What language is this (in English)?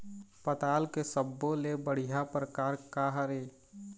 Chhattisgarhi